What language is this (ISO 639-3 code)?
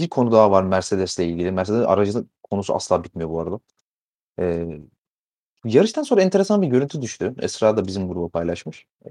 tur